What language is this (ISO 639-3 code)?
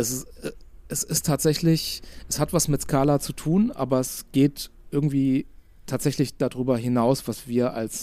deu